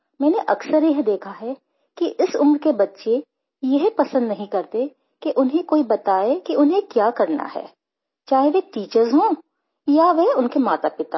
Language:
Hindi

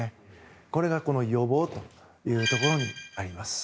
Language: Japanese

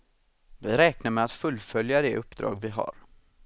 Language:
Swedish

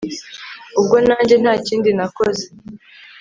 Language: Kinyarwanda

